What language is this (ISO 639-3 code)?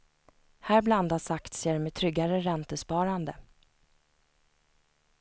swe